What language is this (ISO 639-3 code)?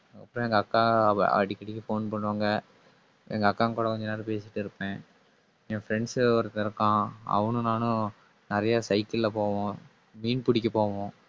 tam